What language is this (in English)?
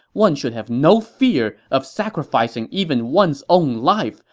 English